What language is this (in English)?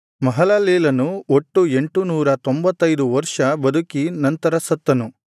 Kannada